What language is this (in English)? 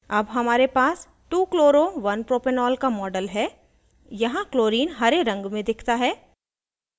Hindi